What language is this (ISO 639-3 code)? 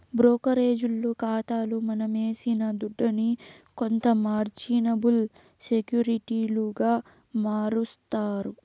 tel